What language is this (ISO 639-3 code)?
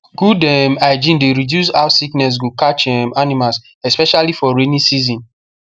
pcm